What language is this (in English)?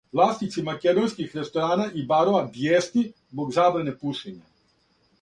Serbian